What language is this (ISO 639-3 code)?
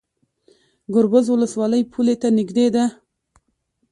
pus